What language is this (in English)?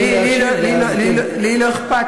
Hebrew